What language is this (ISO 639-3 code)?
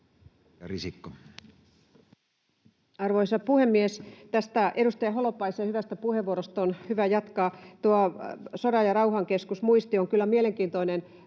fin